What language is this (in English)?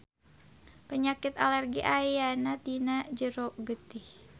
Sundanese